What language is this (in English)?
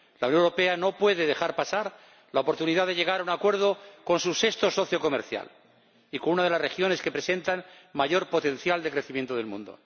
Spanish